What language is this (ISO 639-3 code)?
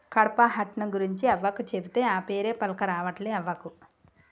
tel